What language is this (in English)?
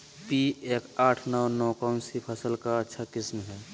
Magahi